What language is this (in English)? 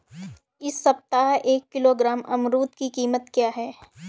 Hindi